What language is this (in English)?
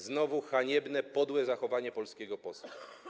Polish